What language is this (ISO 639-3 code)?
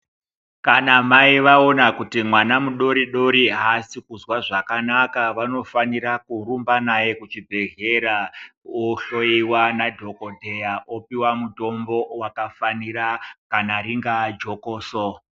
ndc